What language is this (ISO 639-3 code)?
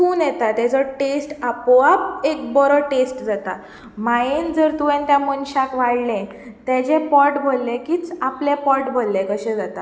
kok